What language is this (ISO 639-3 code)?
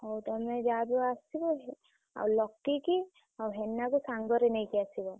ori